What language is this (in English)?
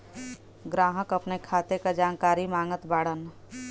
Bhojpuri